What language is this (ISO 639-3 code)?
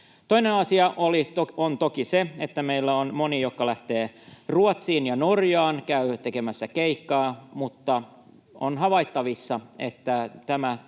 fin